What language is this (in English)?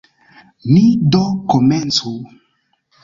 Esperanto